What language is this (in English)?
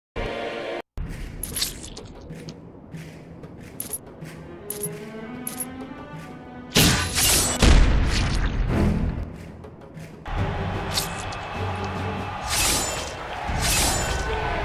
English